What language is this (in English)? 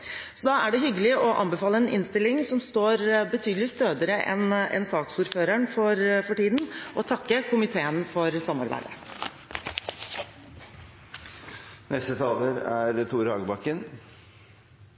Norwegian Bokmål